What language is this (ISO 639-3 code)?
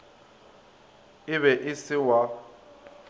nso